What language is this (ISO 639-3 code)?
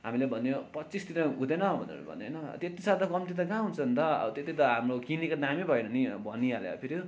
nep